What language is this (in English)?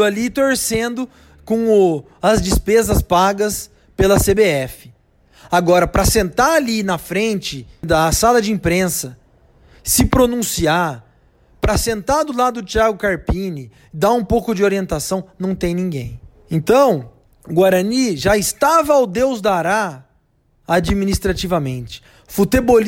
Portuguese